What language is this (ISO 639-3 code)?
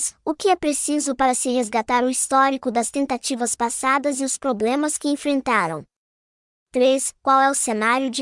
por